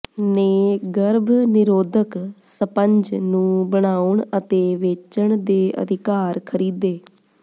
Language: Punjabi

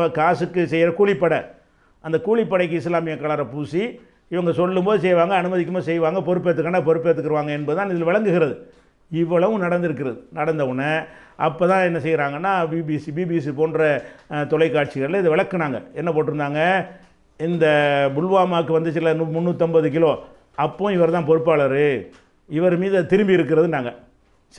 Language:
Romanian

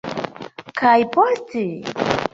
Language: Esperanto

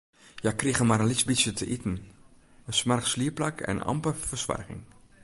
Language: Western Frisian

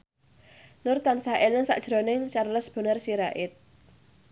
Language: Javanese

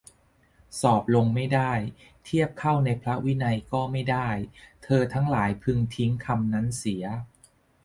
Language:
Thai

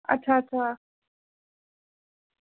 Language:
Dogri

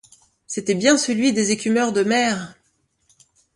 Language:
French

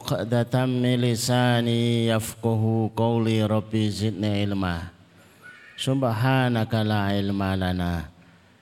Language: Indonesian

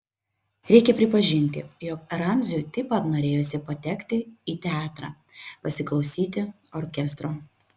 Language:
Lithuanian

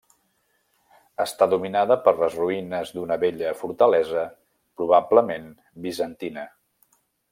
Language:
Catalan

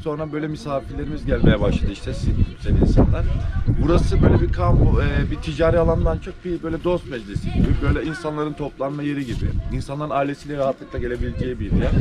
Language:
Turkish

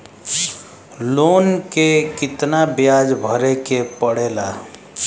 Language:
Bhojpuri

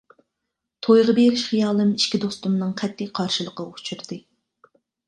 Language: Uyghur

